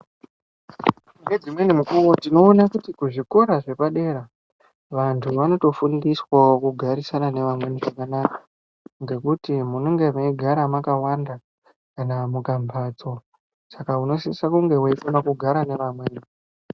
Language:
Ndau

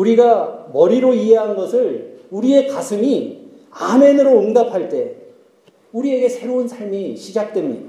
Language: Korean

